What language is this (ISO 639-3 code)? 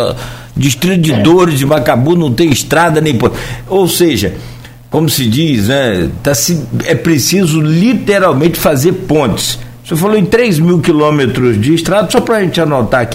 por